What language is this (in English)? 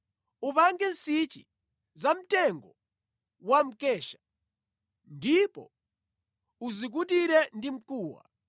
Nyanja